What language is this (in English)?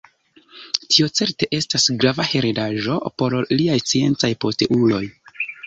Esperanto